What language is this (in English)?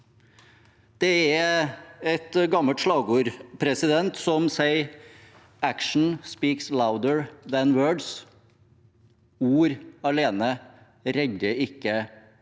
Norwegian